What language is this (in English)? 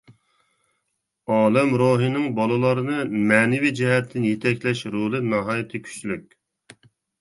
Uyghur